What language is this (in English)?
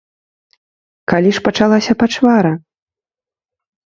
Belarusian